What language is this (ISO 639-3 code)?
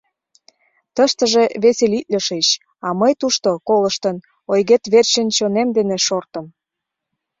chm